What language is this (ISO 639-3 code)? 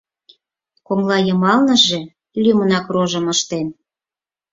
chm